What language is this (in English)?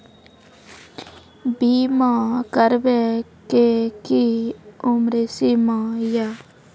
Maithili